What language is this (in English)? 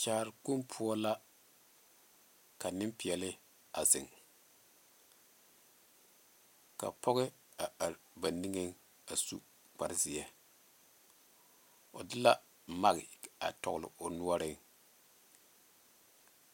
Southern Dagaare